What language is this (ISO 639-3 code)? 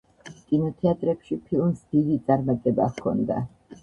kat